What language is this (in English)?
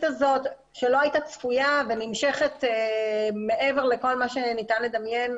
Hebrew